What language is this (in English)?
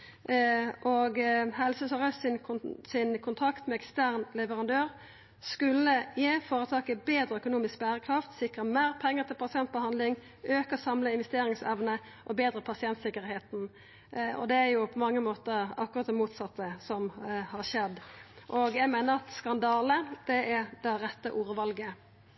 Norwegian Nynorsk